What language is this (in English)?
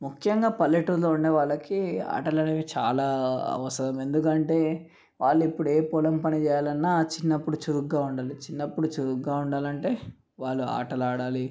Telugu